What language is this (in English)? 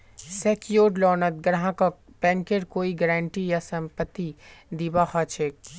Magahi